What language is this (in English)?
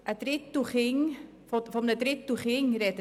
Swiss German